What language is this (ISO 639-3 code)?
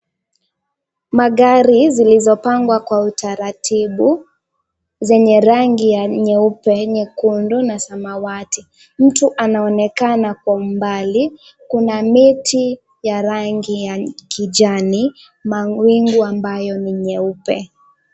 swa